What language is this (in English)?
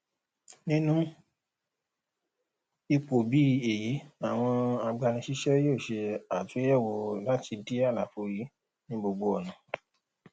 Yoruba